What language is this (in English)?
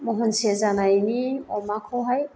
Bodo